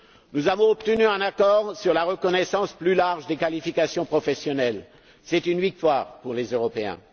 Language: French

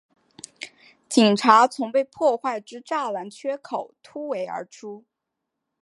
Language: Chinese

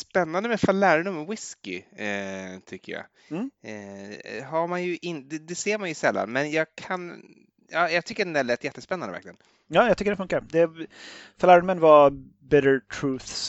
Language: Swedish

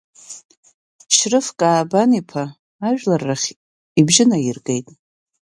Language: Abkhazian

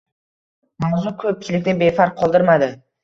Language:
Uzbek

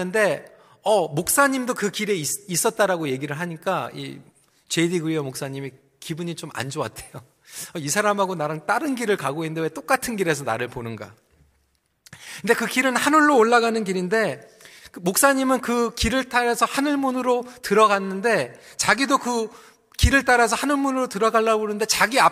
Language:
Korean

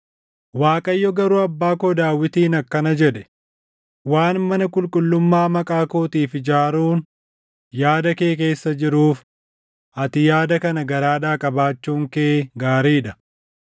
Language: Oromo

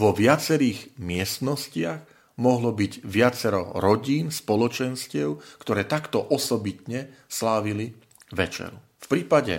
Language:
Slovak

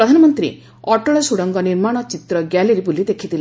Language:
Odia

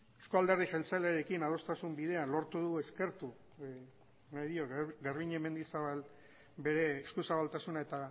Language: Basque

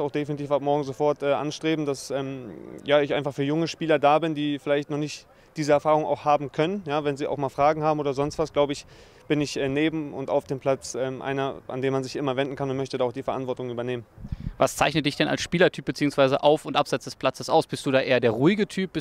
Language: German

